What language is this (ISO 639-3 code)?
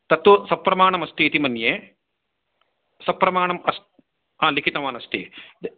san